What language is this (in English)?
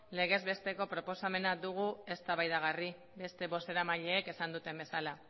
Basque